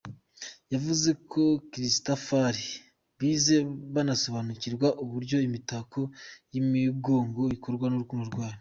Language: Kinyarwanda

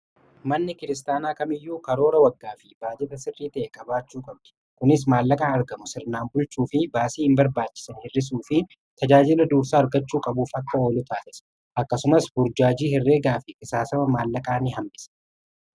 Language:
Oromo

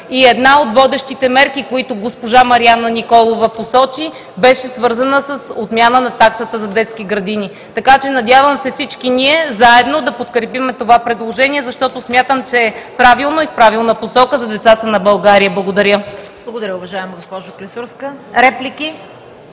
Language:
Bulgarian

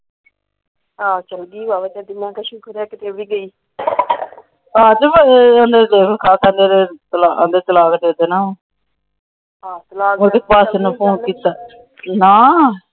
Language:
Punjabi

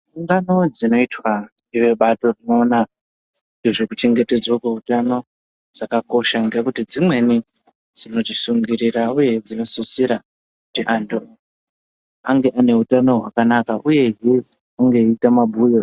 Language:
Ndau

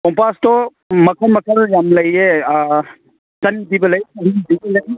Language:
Manipuri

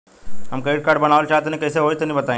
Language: Bhojpuri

